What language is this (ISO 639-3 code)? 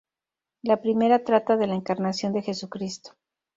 spa